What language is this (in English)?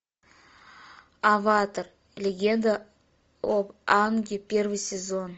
Russian